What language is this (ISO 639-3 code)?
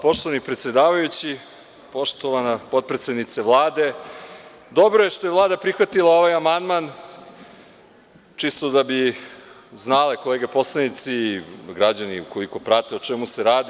srp